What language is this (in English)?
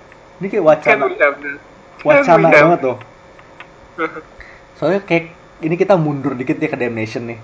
Indonesian